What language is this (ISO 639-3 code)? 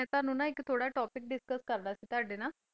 pan